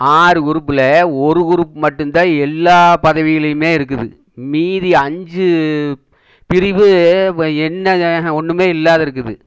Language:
Tamil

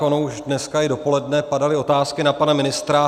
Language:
Czech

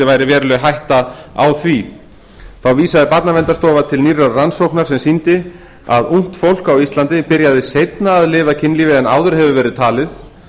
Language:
Icelandic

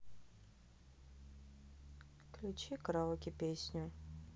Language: Russian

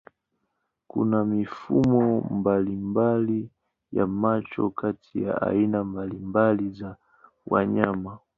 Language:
Swahili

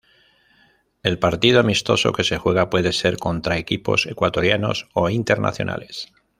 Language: Spanish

